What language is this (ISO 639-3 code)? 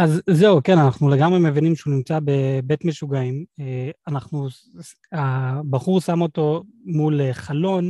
heb